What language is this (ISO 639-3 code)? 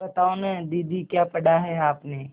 hin